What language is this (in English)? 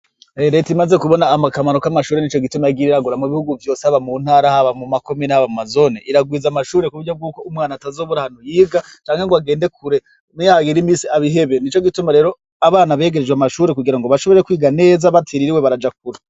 Rundi